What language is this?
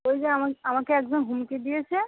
Bangla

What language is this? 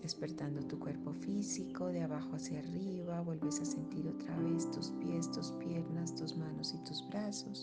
Spanish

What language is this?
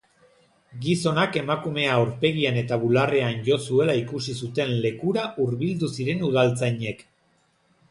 Basque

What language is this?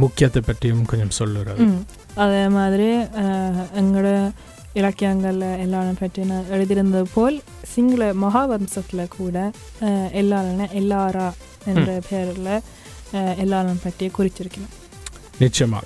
Tamil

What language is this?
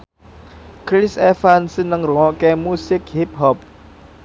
Javanese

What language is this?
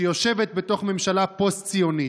Hebrew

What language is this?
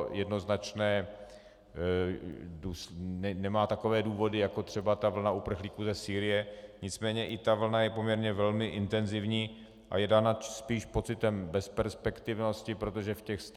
Czech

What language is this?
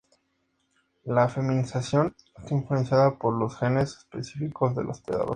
Spanish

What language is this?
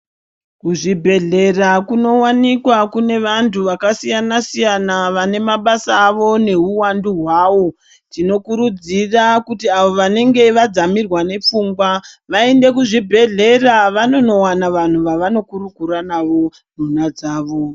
Ndau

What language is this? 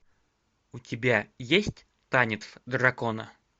Russian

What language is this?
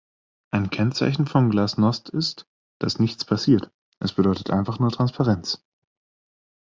German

